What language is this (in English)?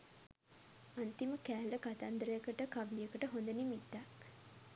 Sinhala